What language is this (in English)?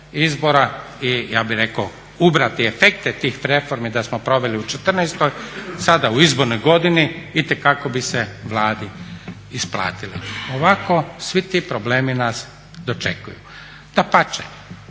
Croatian